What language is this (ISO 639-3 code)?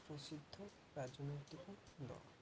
ori